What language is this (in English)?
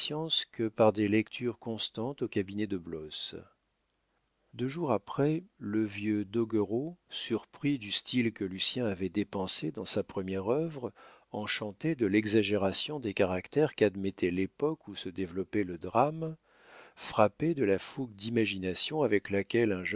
French